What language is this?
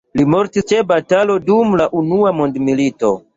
Esperanto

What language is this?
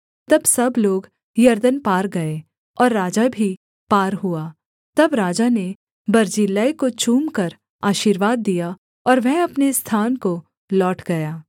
Hindi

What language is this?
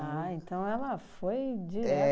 Portuguese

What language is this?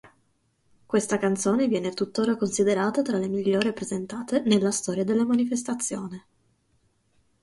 Italian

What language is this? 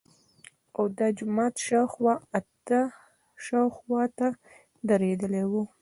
Pashto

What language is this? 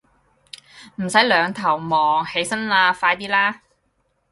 Cantonese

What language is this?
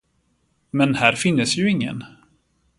Swedish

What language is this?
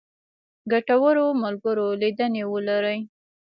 Pashto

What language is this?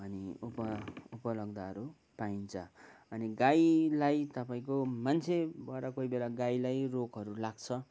Nepali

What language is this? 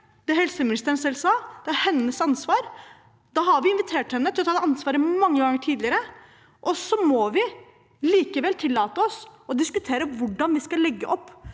Norwegian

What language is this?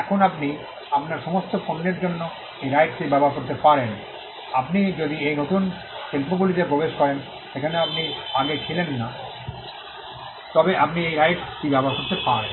Bangla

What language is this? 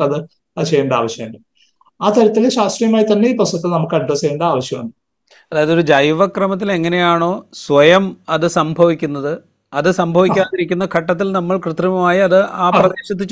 Malayalam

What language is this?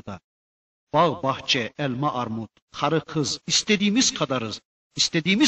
Turkish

